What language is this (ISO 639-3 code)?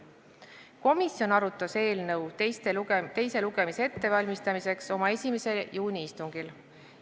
est